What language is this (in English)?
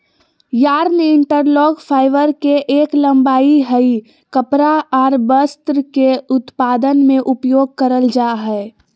Magahi